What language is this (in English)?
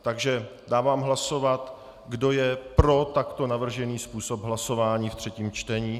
Czech